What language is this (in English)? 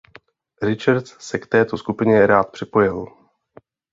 Czech